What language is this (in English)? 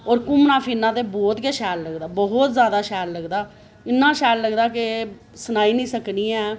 Dogri